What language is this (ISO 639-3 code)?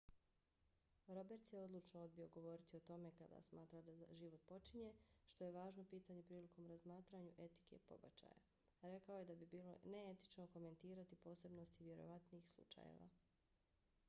bos